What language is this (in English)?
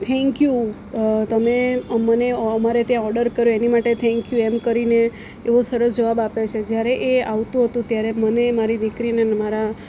Gujarati